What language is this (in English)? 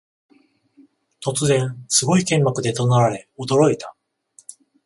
Japanese